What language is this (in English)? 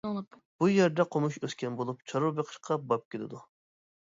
Uyghur